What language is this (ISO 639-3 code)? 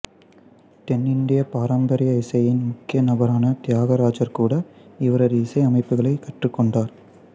tam